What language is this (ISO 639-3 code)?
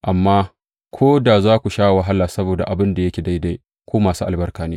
hau